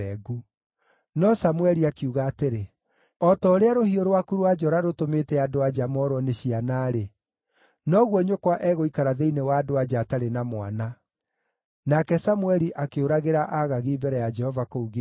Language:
Kikuyu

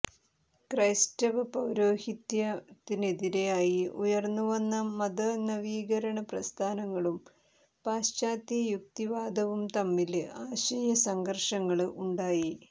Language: Malayalam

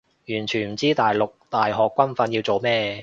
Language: Cantonese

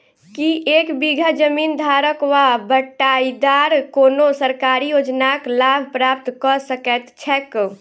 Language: Maithili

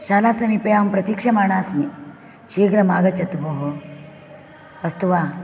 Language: Sanskrit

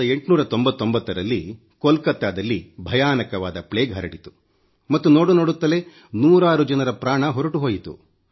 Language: Kannada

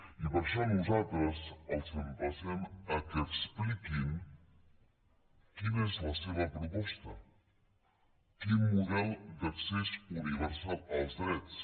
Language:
Catalan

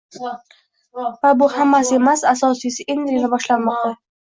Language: Uzbek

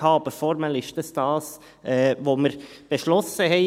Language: Swiss German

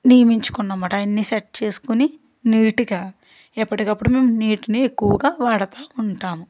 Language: Telugu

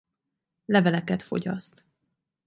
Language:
Hungarian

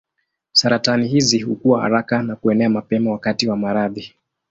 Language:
Swahili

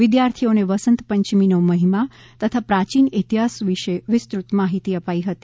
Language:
Gujarati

